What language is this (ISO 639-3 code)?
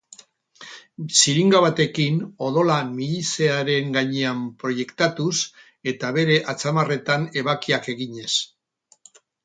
eus